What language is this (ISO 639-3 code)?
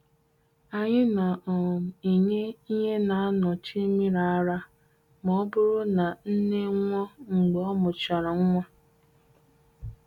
ibo